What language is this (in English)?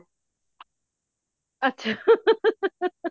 Punjabi